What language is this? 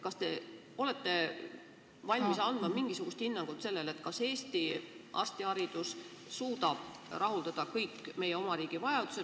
Estonian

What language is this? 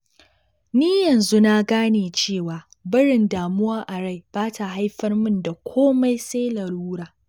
Hausa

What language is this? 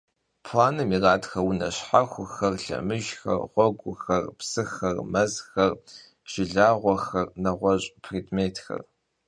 Kabardian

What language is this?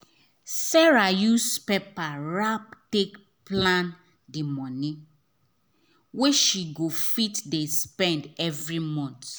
Nigerian Pidgin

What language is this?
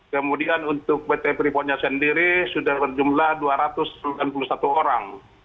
Indonesian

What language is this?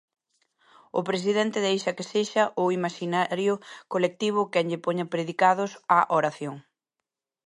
Galician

